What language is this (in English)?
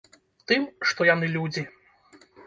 Belarusian